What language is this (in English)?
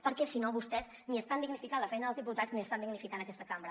Catalan